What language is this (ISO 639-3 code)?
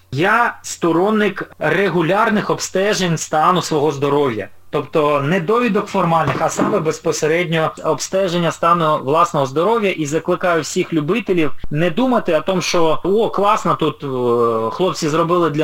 ukr